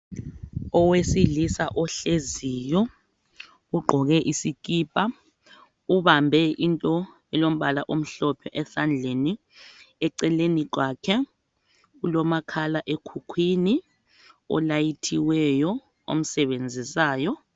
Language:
North Ndebele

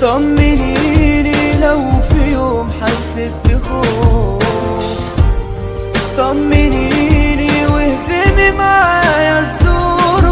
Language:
Arabic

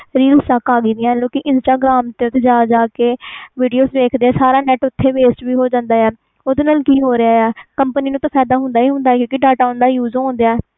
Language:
Punjabi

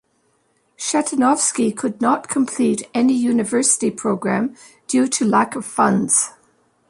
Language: English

